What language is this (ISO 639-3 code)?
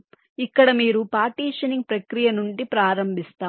tel